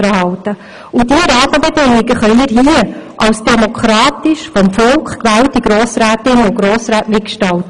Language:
Swiss German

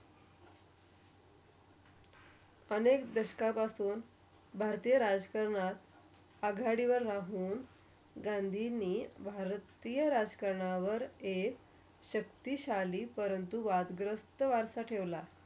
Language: Marathi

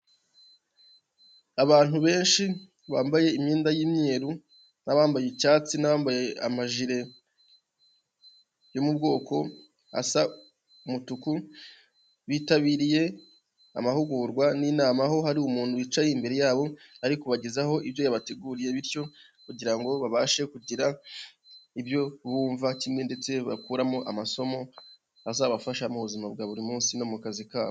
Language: Kinyarwanda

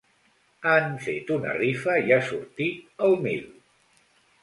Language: Catalan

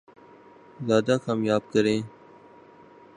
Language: Urdu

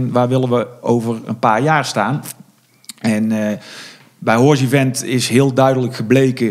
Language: Dutch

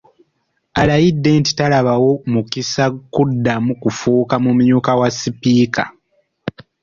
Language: Ganda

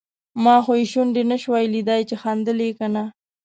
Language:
Pashto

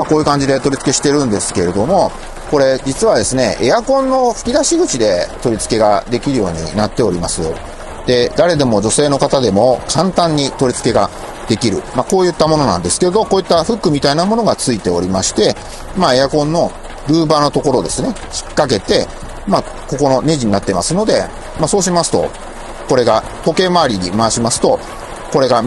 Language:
Japanese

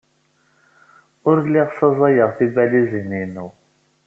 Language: Kabyle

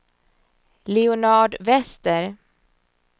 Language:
Swedish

